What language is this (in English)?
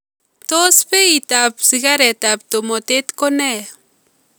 Kalenjin